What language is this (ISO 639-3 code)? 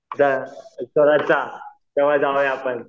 mar